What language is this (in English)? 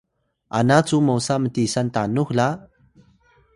Atayal